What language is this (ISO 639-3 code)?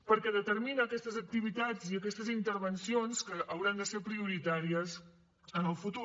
cat